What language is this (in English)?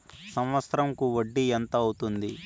Telugu